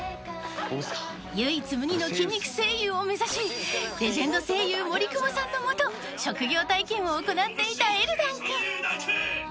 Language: Japanese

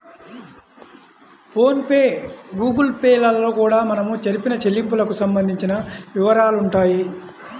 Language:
Telugu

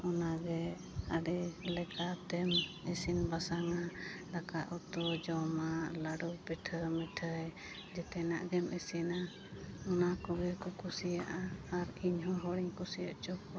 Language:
Santali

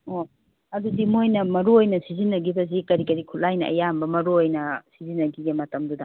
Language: Manipuri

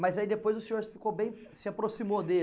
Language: Portuguese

